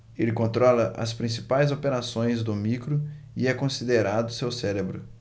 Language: Portuguese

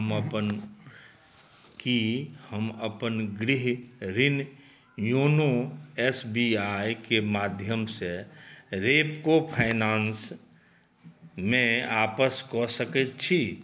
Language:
Maithili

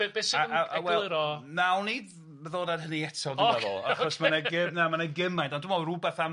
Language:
Welsh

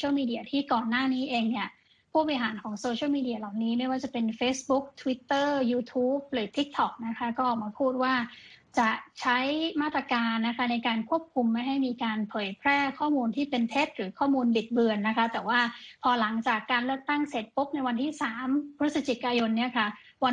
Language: Thai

